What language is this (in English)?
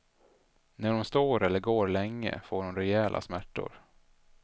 Swedish